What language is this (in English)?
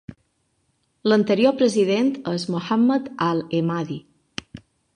Catalan